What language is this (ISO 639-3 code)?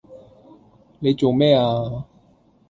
yue